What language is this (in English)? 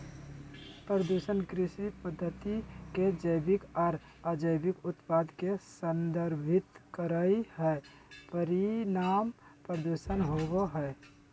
Magahi